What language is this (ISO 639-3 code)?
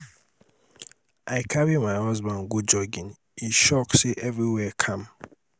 pcm